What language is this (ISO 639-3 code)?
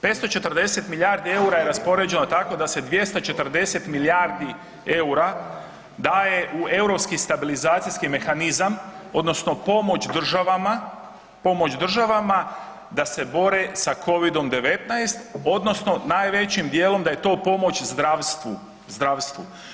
hrv